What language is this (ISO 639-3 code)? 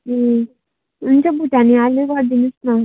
nep